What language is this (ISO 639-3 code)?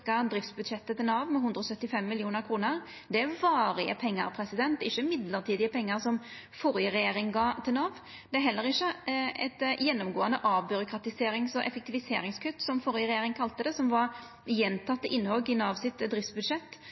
nno